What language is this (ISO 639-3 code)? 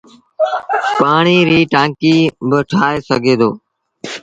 sbn